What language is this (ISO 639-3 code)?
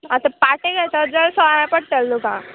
kok